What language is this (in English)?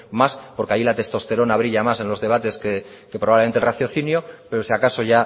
Spanish